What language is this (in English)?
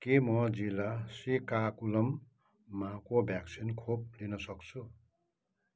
Nepali